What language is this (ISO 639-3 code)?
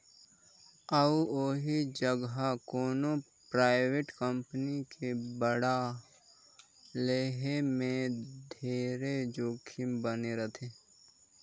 hne